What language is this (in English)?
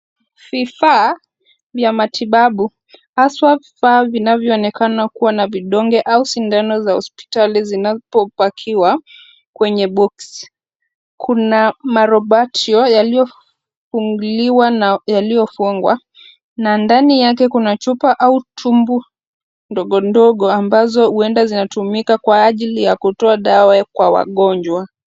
Swahili